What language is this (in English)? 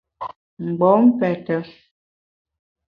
Bamun